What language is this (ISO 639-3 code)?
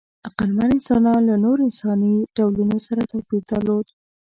pus